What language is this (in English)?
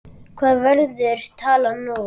Icelandic